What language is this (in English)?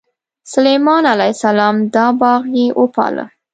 Pashto